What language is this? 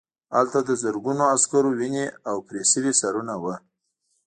Pashto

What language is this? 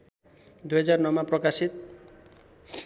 Nepali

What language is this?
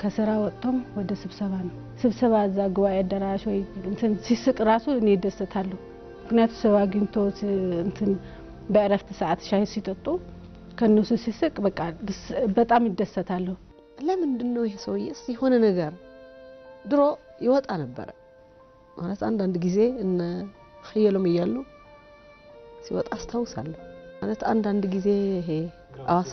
Arabic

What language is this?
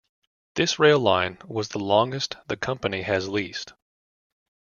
English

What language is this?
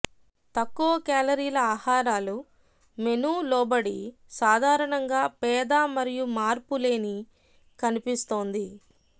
Telugu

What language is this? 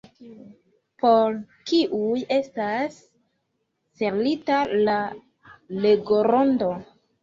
Esperanto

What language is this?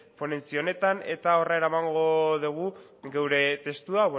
Basque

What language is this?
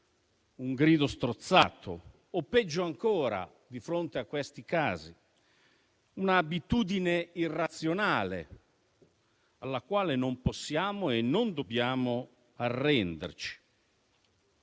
Italian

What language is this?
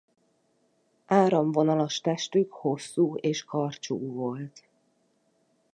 Hungarian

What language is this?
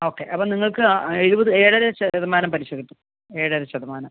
Malayalam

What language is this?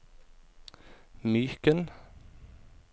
Norwegian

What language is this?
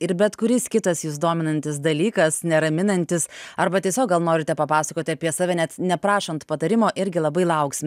Lithuanian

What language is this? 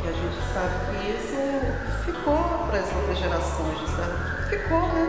Portuguese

